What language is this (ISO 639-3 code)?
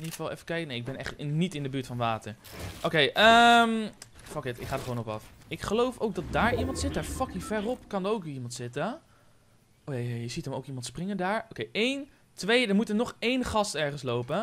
nld